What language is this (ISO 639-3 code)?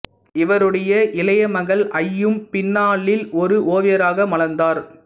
tam